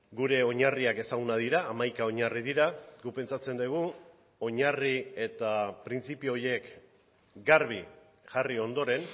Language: Basque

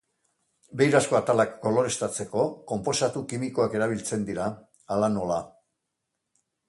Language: Basque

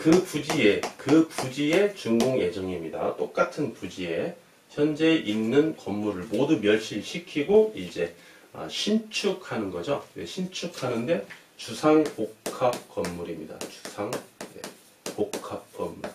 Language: Korean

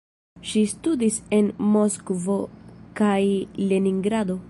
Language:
Esperanto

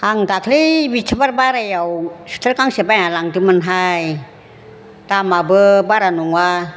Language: Bodo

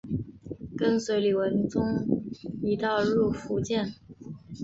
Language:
Chinese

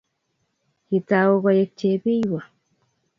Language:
Kalenjin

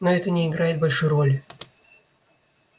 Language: Russian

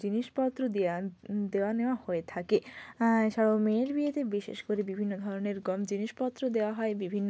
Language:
Bangla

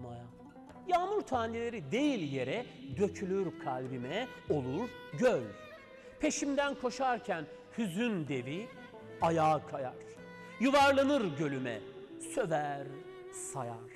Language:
Turkish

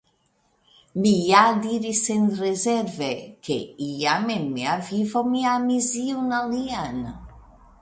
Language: Esperanto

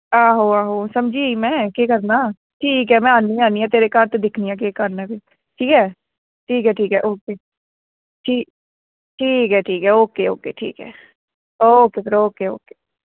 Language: Dogri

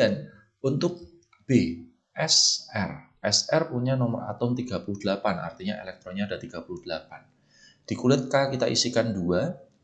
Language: Indonesian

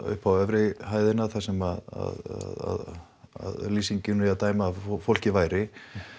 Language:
Icelandic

